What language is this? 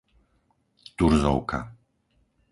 Slovak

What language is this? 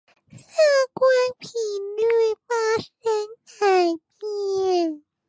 Chinese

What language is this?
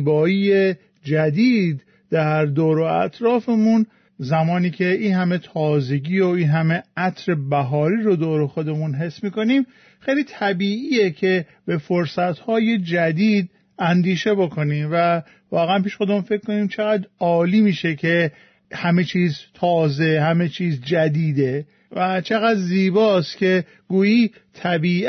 Persian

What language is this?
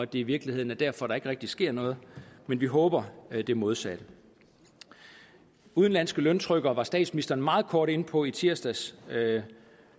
Danish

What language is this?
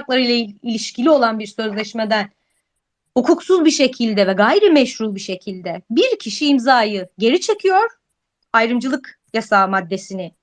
Turkish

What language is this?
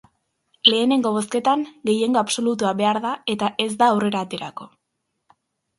Basque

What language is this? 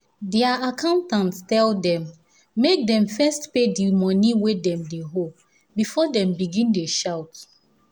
Nigerian Pidgin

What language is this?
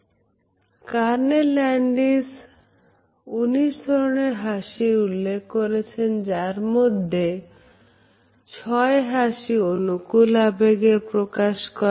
Bangla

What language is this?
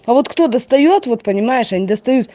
Russian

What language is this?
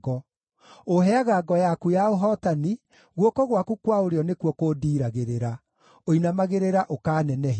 Kikuyu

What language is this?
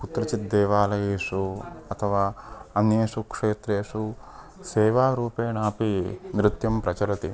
Sanskrit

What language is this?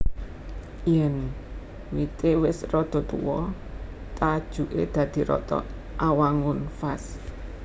Javanese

